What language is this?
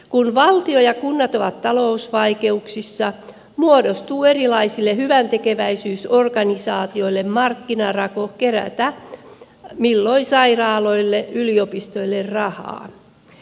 Finnish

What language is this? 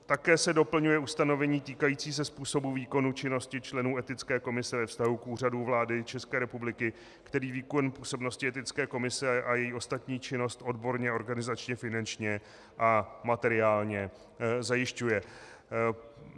Czech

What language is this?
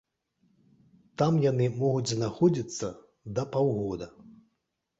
Belarusian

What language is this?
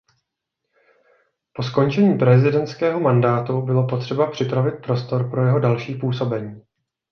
Czech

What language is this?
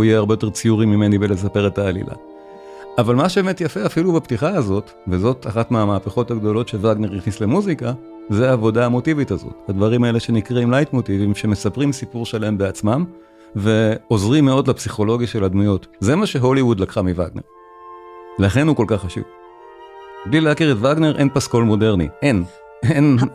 Hebrew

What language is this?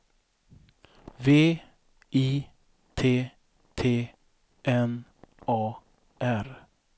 Swedish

